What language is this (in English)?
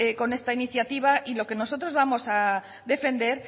Spanish